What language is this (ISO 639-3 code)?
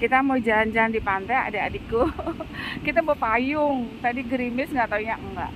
ind